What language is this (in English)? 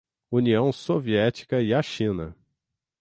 Portuguese